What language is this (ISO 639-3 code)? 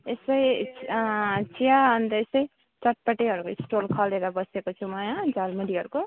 nep